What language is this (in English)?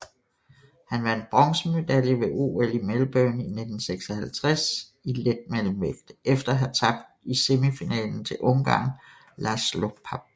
Danish